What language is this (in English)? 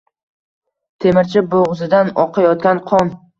Uzbek